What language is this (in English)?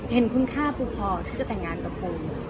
Thai